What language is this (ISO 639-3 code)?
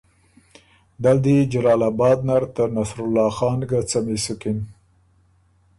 oru